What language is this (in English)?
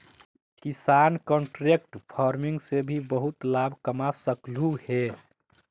Magahi